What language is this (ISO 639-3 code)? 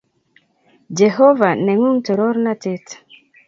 kln